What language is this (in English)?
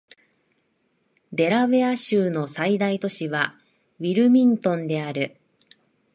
Japanese